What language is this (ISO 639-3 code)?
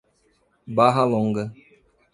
por